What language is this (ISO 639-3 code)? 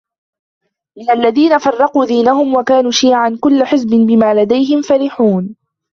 ara